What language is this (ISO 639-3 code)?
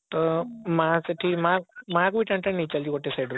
ori